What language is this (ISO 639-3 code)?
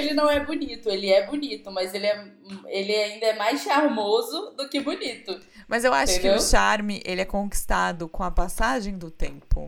por